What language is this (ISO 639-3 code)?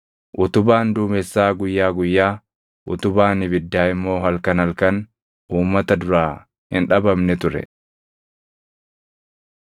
orm